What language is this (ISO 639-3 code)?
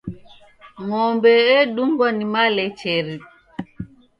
dav